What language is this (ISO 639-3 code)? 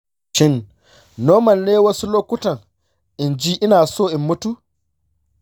hau